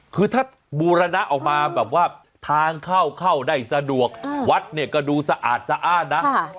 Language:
Thai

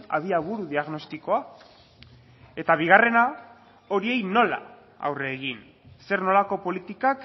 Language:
Basque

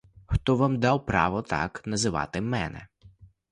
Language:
Ukrainian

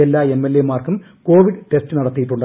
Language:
Malayalam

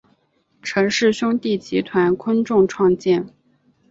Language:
Chinese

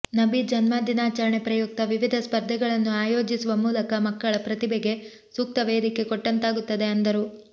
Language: Kannada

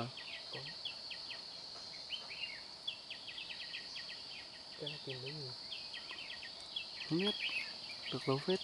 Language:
Vietnamese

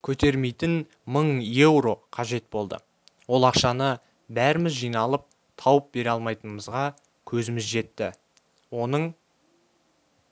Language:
Kazakh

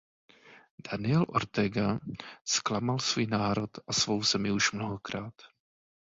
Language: Czech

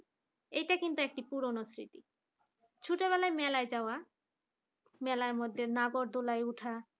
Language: Bangla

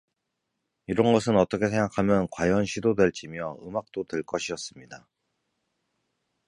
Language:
Korean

